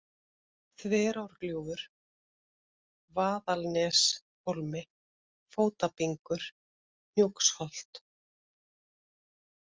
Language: Icelandic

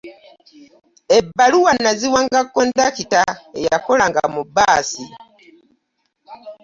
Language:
Ganda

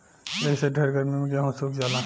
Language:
Bhojpuri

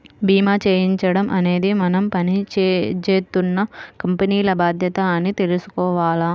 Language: Telugu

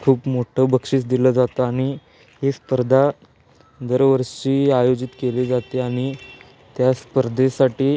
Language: Marathi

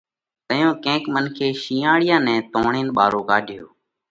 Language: Parkari Koli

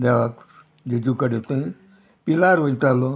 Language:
Konkani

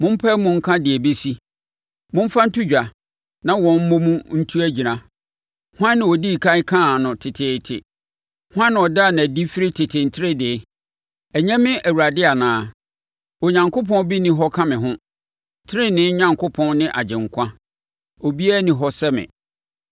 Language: Akan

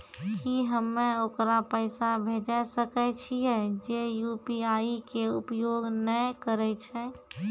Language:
Maithili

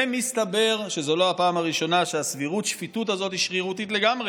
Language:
Hebrew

